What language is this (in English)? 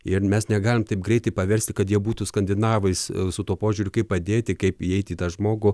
Lithuanian